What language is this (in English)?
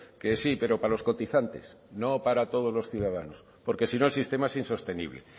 Spanish